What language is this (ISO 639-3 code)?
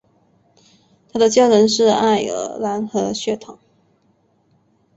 zho